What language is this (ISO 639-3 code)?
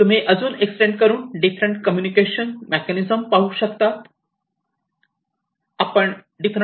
mar